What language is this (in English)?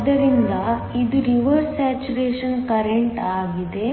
Kannada